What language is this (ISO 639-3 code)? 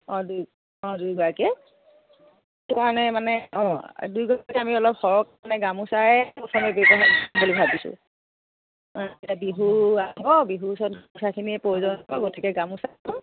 asm